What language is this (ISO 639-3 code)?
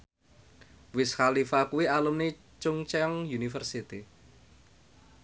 jav